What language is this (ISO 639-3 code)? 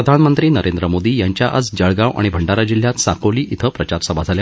mar